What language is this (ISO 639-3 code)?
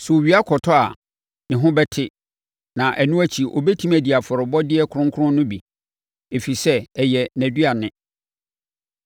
aka